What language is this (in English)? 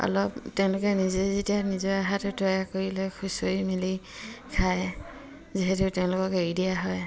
Assamese